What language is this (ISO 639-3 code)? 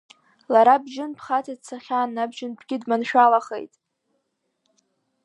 abk